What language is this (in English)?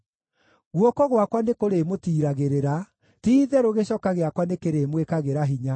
Kikuyu